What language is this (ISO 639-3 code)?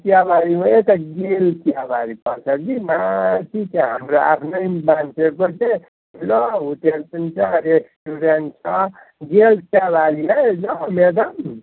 nep